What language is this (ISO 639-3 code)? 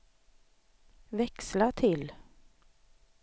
swe